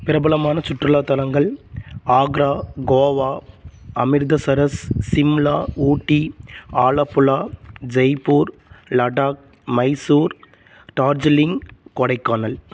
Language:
Tamil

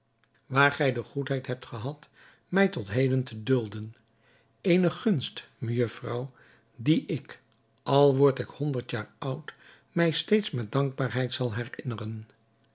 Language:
Dutch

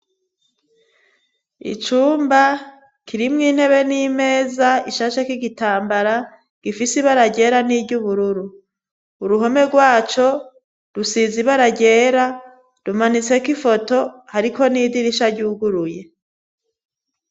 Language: Rundi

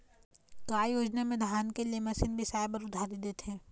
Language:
Chhattisgarhi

